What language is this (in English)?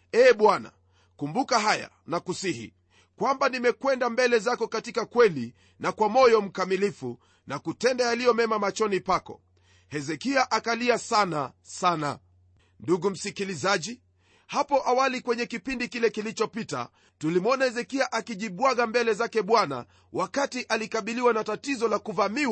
Swahili